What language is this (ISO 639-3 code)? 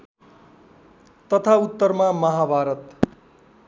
nep